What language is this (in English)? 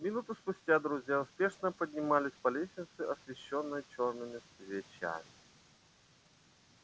Russian